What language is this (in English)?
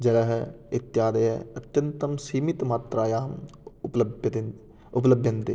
Sanskrit